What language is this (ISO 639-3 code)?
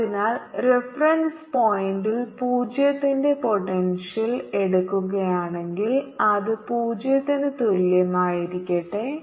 mal